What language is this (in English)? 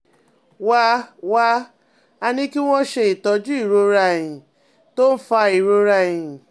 Yoruba